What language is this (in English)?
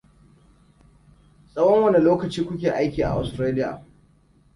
Hausa